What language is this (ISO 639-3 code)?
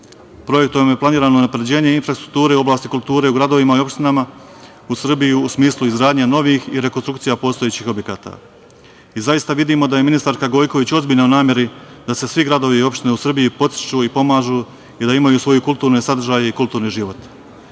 srp